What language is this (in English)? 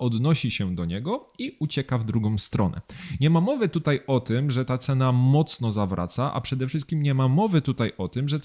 Polish